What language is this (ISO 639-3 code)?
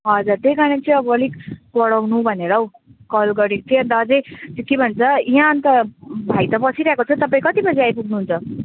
nep